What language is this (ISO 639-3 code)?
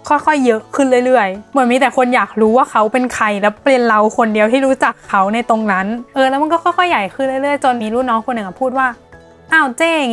tha